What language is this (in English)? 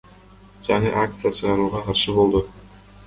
Kyrgyz